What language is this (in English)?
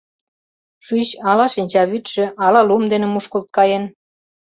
Mari